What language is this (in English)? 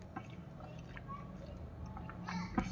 Kannada